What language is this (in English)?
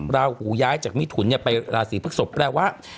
Thai